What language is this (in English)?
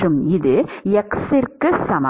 Tamil